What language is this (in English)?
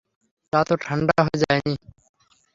Bangla